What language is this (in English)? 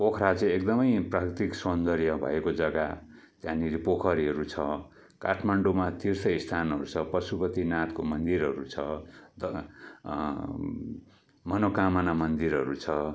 Nepali